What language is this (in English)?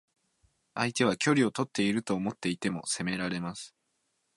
Japanese